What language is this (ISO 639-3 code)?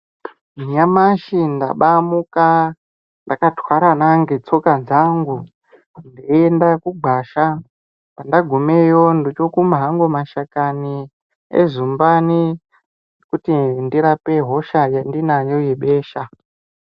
ndc